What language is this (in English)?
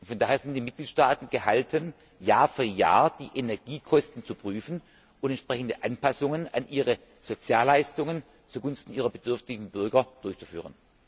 German